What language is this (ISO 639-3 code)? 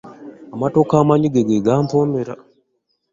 lug